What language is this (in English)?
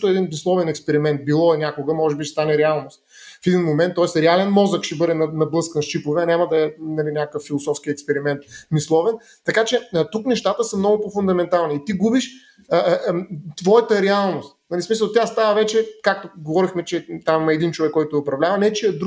Bulgarian